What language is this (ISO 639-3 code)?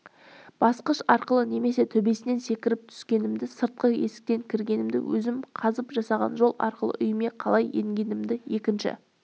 kaz